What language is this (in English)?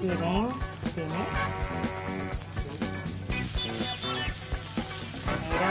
Indonesian